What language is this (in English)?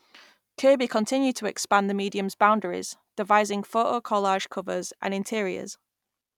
English